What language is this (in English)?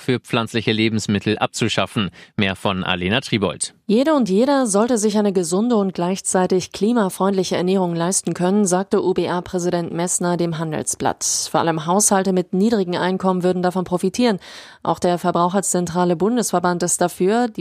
German